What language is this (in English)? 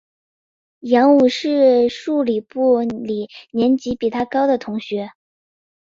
Chinese